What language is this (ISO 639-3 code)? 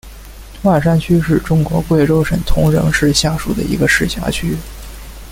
zho